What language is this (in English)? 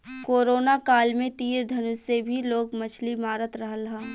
Bhojpuri